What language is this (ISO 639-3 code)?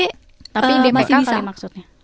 ind